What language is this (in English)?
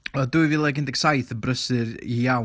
Welsh